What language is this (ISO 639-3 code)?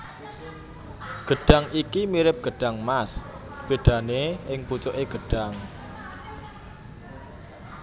jav